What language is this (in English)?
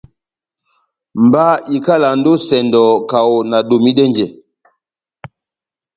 Batanga